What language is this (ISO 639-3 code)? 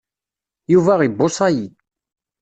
kab